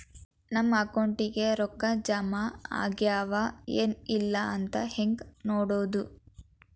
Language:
Kannada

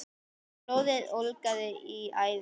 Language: Icelandic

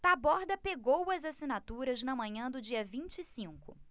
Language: Portuguese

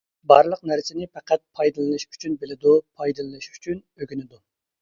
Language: Uyghur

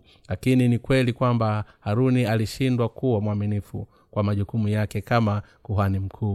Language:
Swahili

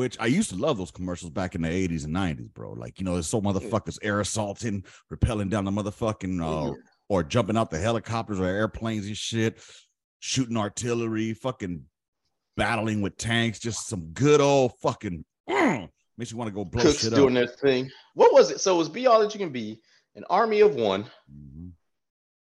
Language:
English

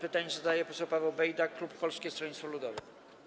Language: Polish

